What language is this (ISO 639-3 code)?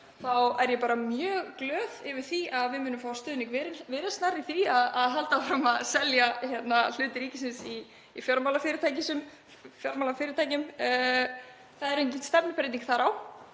isl